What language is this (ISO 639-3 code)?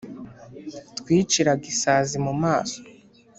kin